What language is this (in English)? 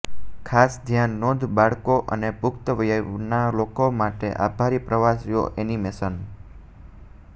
Gujarati